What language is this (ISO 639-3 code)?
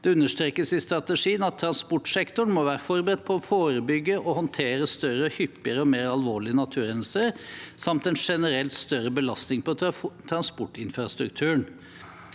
nor